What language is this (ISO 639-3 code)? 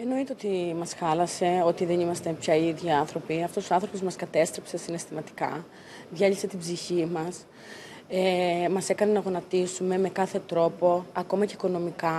ell